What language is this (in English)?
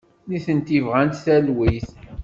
Kabyle